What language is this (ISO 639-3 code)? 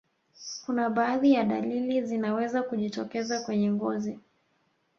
swa